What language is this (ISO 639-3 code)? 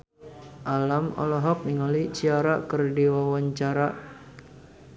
sun